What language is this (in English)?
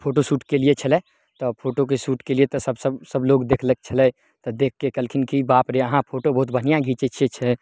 Maithili